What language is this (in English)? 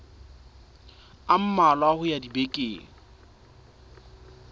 Southern Sotho